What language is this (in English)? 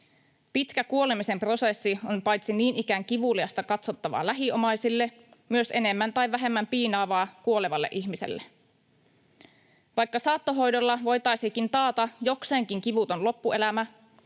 Finnish